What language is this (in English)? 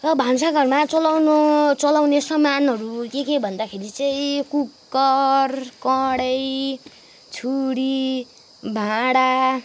Nepali